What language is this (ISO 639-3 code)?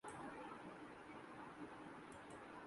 urd